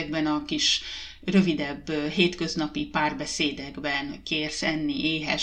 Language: Hungarian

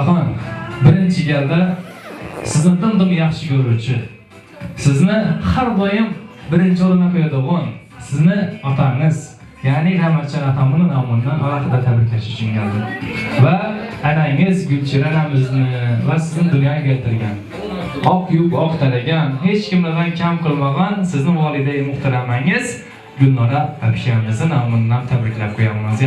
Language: Turkish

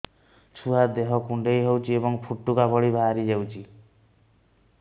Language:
Odia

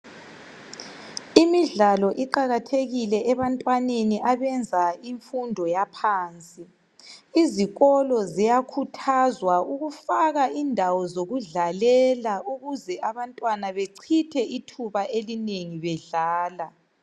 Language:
North Ndebele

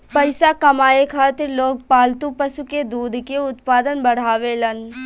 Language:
Bhojpuri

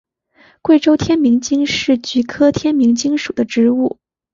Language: Chinese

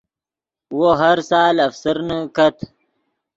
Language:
Yidgha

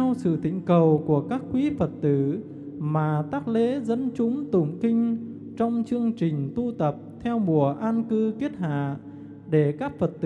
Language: Vietnamese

